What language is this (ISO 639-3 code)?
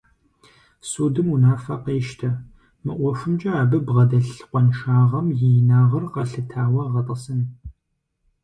kbd